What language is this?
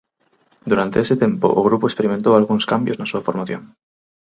Galician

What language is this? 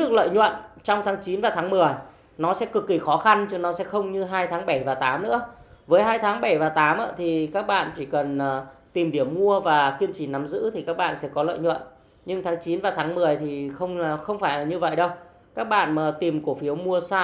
Vietnamese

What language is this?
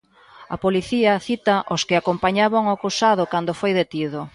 Galician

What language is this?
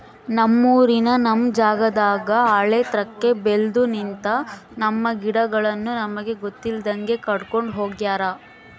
Kannada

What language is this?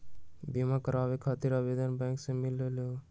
Magahi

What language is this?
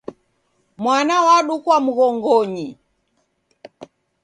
Taita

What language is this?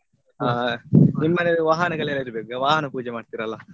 Kannada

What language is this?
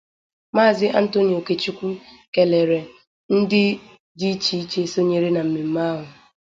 Igbo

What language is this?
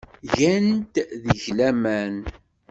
Kabyle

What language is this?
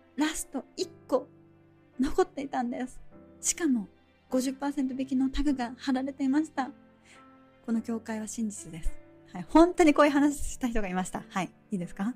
Japanese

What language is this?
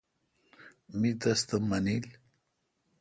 Kalkoti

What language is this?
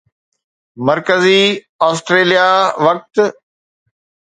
Sindhi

